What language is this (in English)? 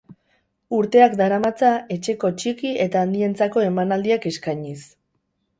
Basque